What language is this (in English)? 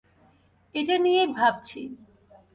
Bangla